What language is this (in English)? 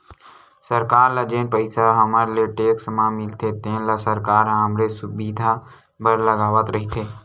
Chhattisgarhi